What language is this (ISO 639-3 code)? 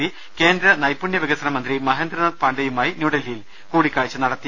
mal